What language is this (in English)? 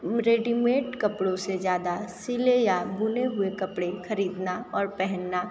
Hindi